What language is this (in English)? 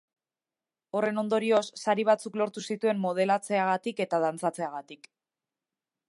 Basque